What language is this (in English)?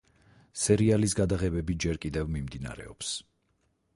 Georgian